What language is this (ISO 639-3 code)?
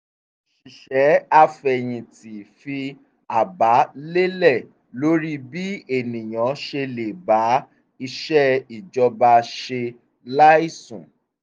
yor